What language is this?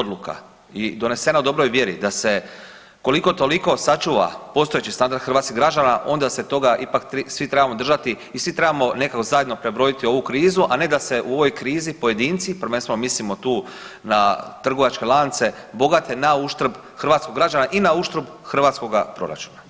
Croatian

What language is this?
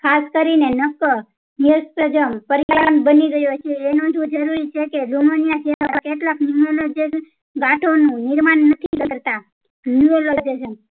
Gujarati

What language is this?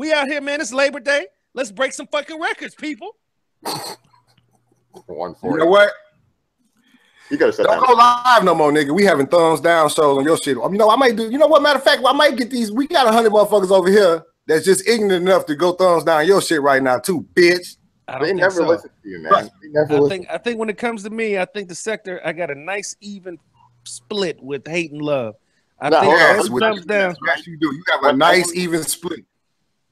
English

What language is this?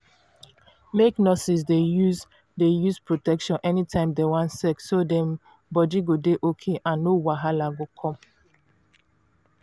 Nigerian Pidgin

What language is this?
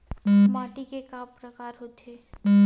Chhattisgarhi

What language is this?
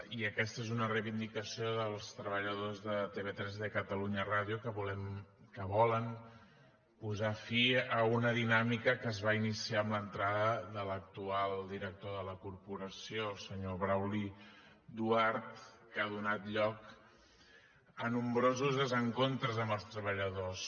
Catalan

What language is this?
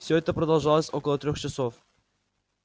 Russian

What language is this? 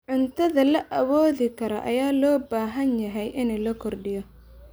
Somali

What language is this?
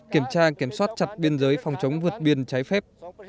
Vietnamese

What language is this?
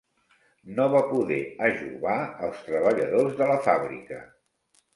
Catalan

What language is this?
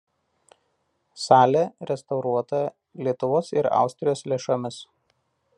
Lithuanian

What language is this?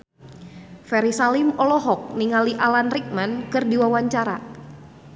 Sundanese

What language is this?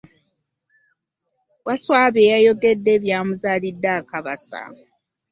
Ganda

